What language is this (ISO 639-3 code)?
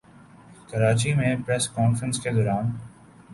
urd